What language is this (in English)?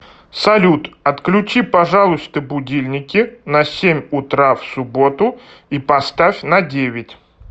Russian